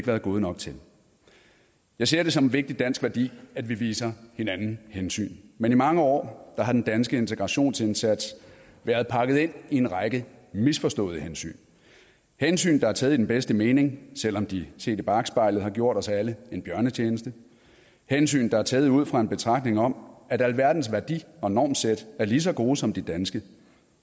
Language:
Danish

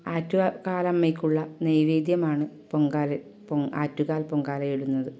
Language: Malayalam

